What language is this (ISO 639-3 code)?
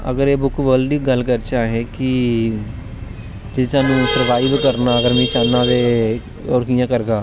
doi